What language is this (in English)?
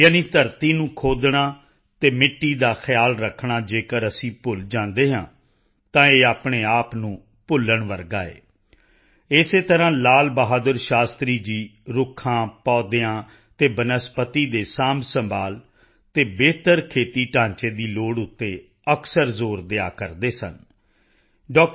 Punjabi